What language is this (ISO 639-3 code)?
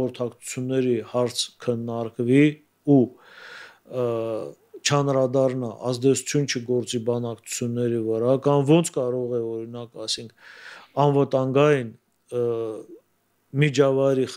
tur